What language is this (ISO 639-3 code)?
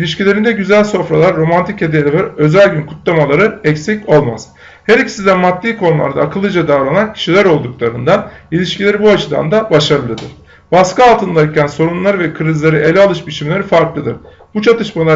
tur